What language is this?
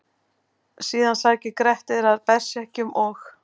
Icelandic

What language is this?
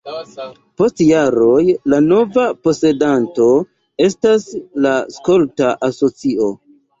Esperanto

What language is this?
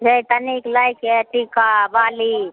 Maithili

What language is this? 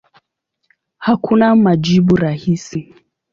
Swahili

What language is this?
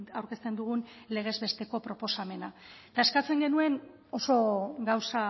Basque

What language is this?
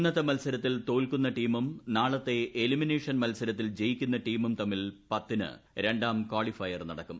Malayalam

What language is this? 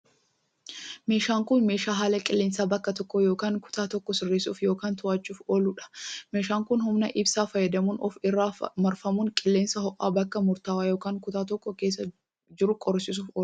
Oromo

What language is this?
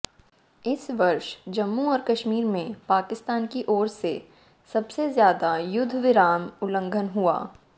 Hindi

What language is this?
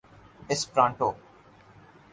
Urdu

